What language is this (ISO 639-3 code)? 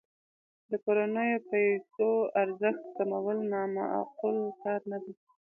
pus